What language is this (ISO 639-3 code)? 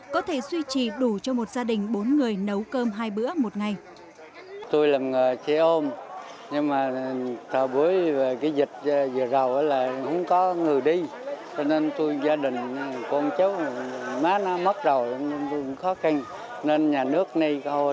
vie